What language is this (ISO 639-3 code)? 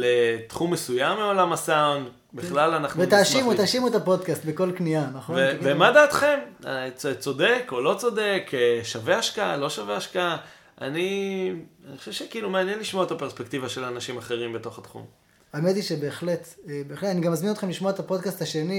heb